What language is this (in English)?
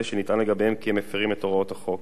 Hebrew